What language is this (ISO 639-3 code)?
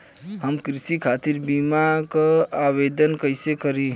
bho